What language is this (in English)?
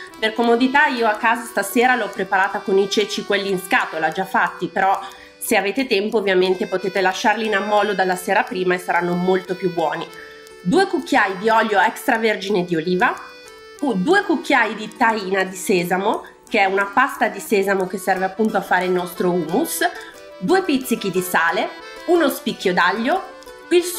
Italian